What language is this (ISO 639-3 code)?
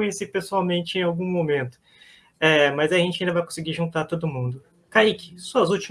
por